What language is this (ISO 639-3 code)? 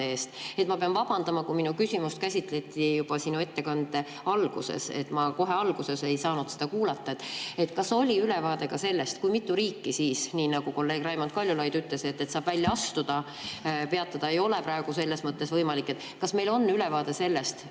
est